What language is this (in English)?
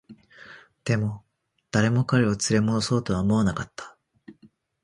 Japanese